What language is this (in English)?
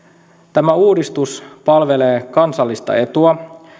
Finnish